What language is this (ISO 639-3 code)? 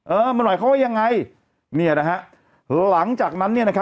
tha